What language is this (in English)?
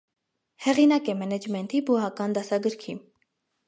Armenian